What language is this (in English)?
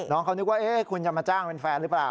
Thai